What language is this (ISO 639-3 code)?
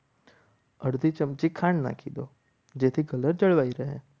guj